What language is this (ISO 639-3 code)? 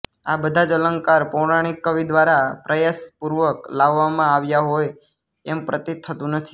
guj